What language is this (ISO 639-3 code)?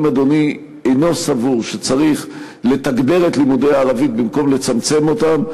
heb